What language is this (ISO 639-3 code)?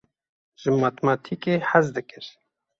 kur